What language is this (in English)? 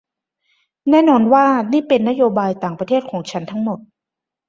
Thai